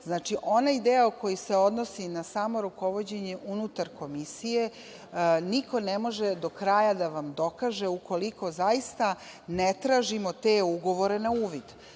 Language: Serbian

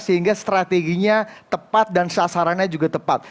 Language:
Indonesian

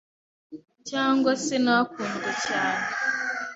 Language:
Kinyarwanda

